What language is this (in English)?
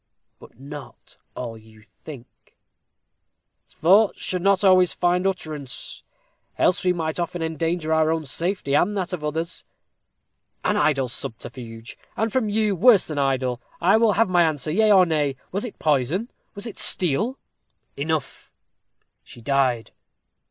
English